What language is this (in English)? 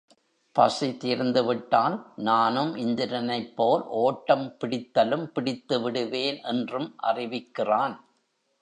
Tamil